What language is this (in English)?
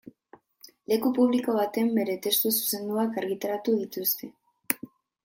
Basque